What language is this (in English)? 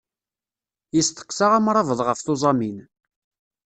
Kabyle